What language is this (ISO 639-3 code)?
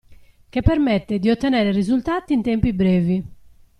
ita